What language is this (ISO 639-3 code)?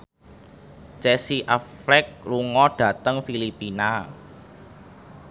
jav